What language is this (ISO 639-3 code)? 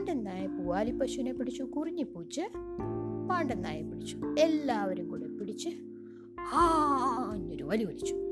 mal